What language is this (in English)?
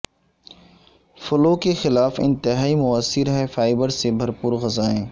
Urdu